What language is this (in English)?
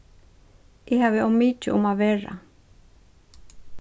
Faroese